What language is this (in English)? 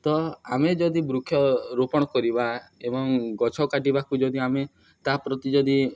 Odia